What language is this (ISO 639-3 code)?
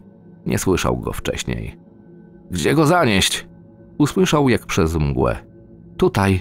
pol